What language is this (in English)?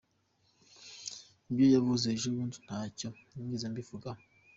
Kinyarwanda